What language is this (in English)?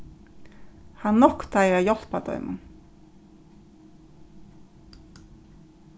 Faroese